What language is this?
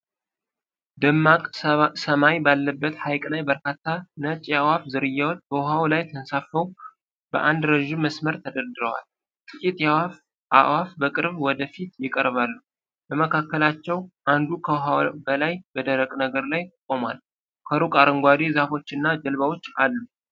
Amharic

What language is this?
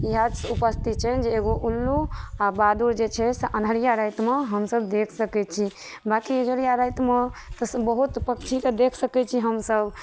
Maithili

